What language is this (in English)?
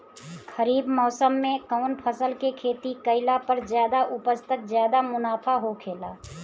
Bhojpuri